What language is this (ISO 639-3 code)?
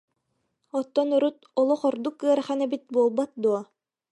sah